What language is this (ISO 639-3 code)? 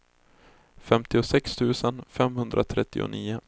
swe